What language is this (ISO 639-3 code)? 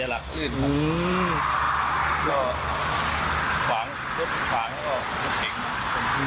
tha